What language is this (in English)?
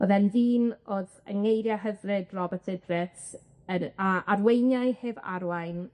Welsh